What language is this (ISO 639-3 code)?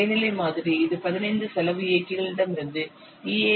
tam